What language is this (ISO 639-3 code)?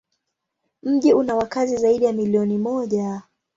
swa